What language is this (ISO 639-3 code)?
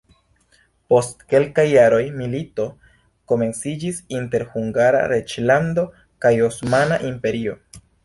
epo